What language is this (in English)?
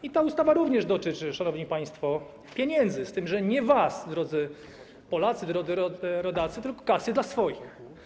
Polish